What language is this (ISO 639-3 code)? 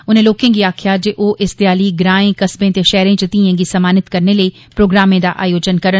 doi